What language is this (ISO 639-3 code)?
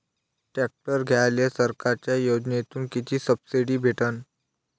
mar